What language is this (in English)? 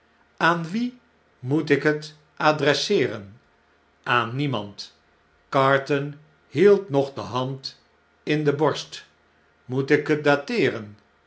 Dutch